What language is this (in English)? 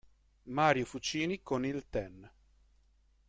Italian